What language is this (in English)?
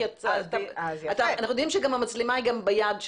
Hebrew